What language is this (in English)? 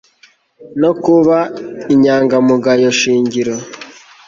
Kinyarwanda